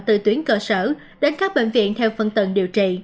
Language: Vietnamese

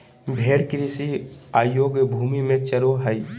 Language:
Magahi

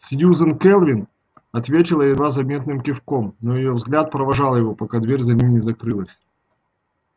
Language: Russian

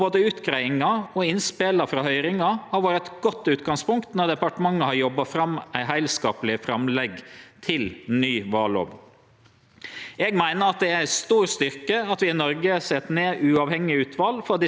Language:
Norwegian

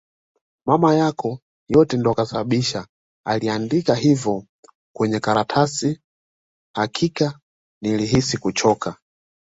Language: Swahili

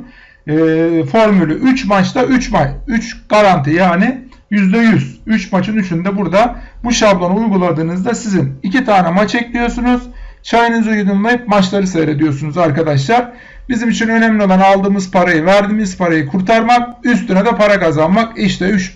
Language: Turkish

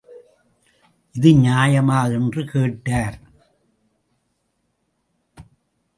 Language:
Tamil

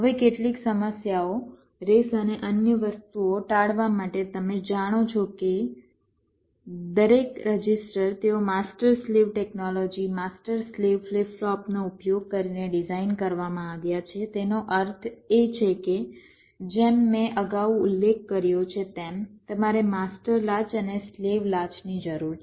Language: Gujarati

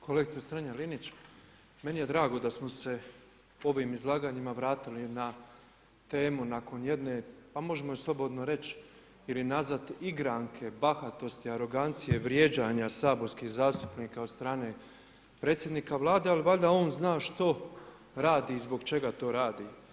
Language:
Croatian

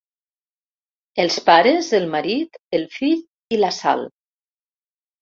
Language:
Catalan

